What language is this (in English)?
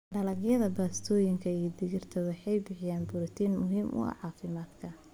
Somali